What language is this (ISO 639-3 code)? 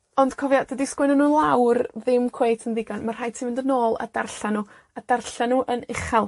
cym